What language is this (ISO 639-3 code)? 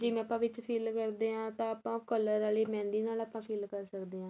pan